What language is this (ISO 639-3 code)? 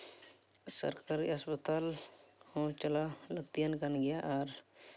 sat